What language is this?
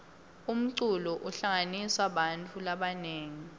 Swati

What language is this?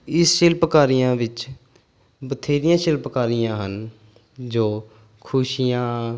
Punjabi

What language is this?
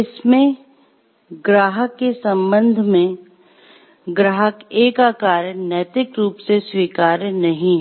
Hindi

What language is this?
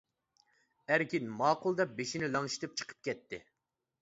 Uyghur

